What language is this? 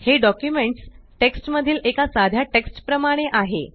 Marathi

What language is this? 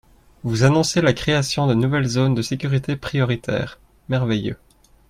French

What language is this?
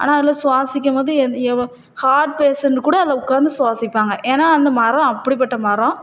Tamil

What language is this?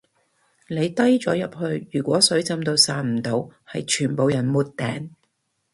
Cantonese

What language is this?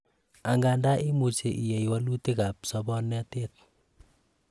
Kalenjin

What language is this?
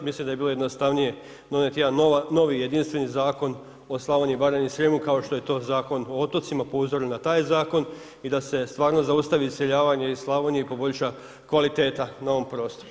Croatian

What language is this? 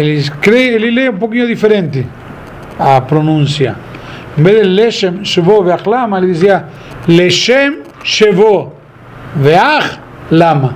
Portuguese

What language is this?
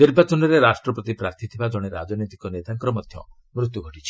Odia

